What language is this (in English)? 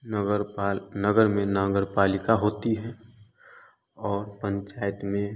Hindi